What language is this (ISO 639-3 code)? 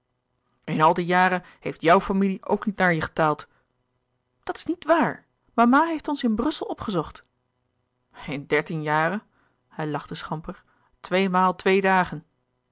nld